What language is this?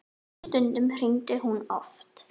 Icelandic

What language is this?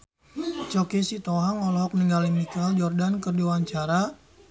Sundanese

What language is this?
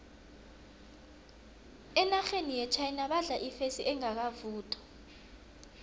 South Ndebele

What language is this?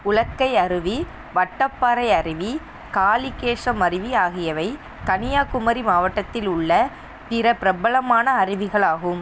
Tamil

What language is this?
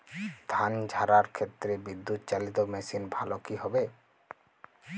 Bangla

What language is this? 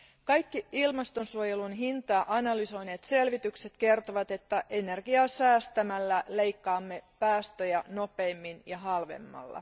Finnish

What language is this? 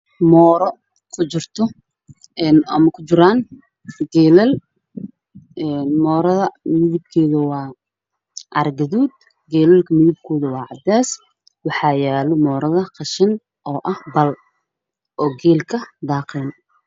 Somali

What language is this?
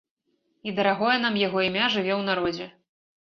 Belarusian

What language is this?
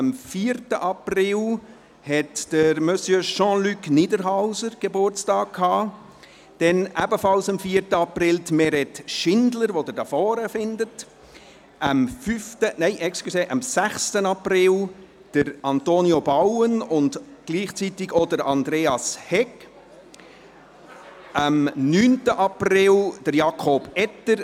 Swiss German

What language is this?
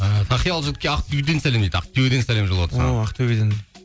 Kazakh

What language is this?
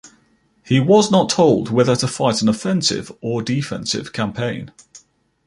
English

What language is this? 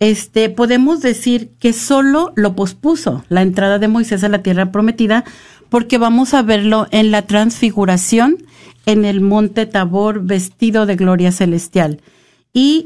Spanish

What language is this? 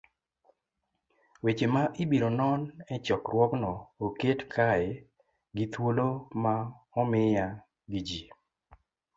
Luo (Kenya and Tanzania)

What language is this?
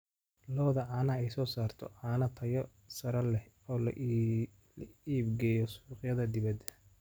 Somali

